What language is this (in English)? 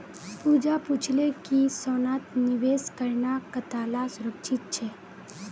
Magahi